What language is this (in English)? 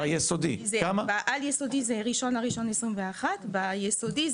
Hebrew